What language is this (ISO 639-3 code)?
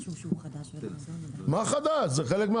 heb